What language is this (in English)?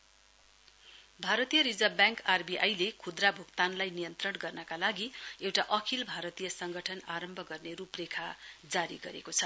Nepali